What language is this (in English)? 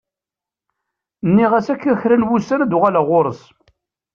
Kabyle